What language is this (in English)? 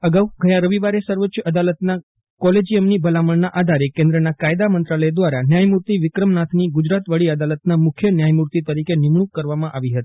Gujarati